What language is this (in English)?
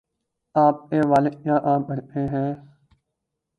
Urdu